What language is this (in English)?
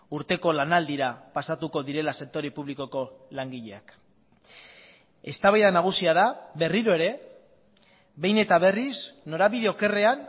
Basque